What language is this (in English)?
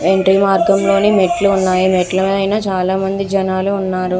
Telugu